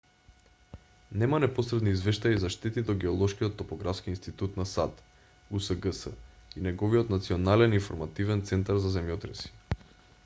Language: Macedonian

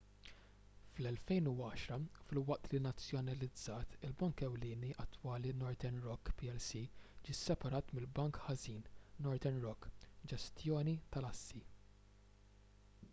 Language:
Maltese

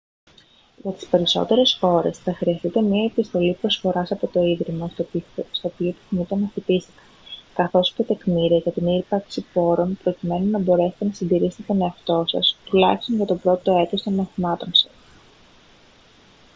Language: Greek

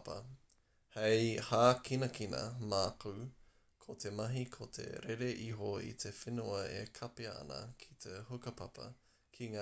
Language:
Māori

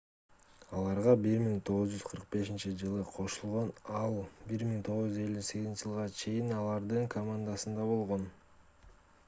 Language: Kyrgyz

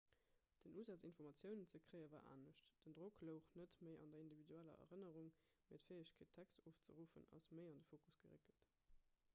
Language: Luxembourgish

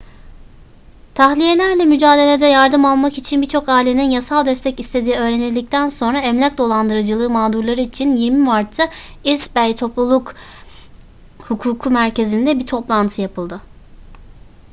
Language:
Turkish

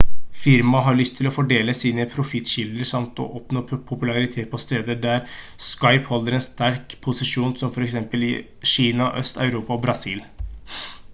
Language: Norwegian Bokmål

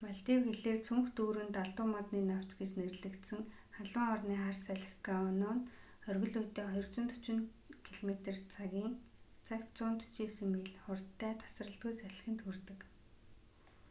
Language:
Mongolian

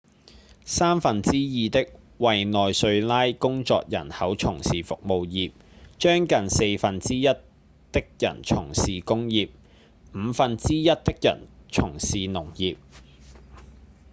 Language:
Cantonese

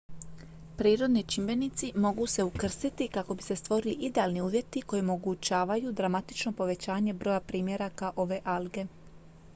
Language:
Croatian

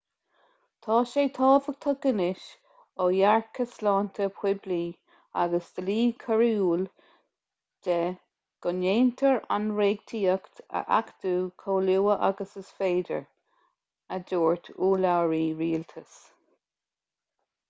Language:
Irish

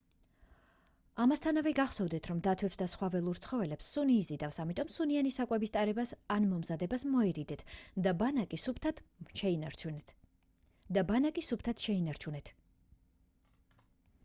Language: Georgian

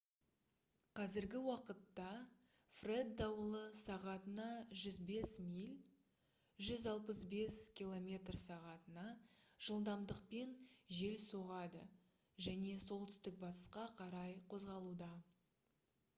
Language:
Kazakh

